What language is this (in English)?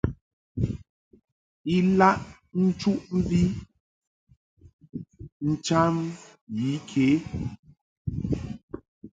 Mungaka